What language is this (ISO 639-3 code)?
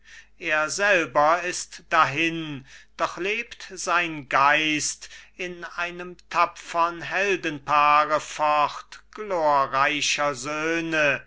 deu